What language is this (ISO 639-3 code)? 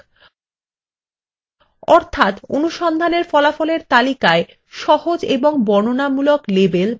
ben